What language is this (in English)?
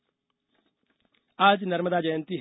Hindi